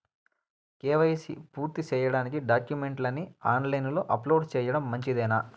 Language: Telugu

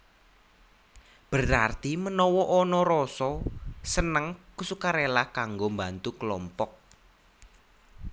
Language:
Javanese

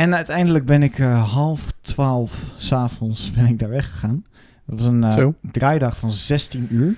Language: Dutch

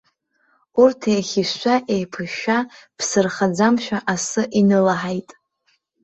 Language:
Abkhazian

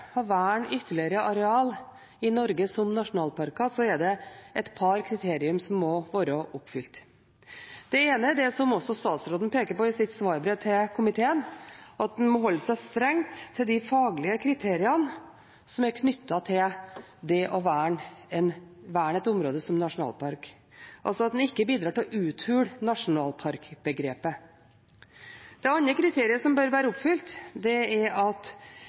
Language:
Norwegian Bokmål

